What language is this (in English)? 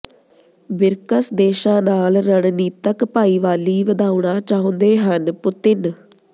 Punjabi